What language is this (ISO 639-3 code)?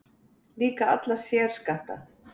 isl